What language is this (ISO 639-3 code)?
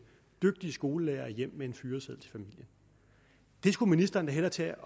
dan